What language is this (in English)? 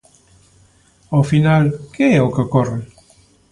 Galician